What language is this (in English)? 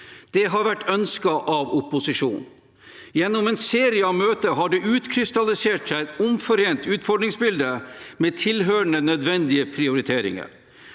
Norwegian